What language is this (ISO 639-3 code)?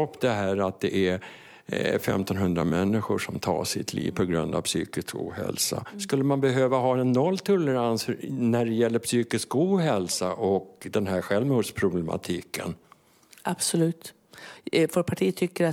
swe